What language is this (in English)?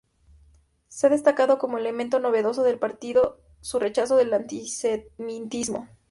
Spanish